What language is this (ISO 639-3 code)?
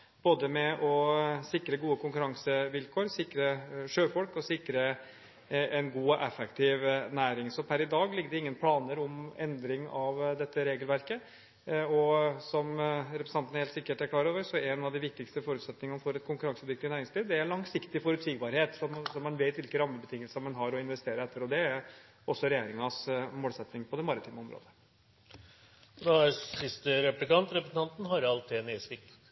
nob